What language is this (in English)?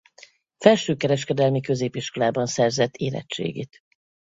Hungarian